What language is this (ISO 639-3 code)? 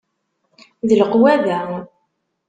kab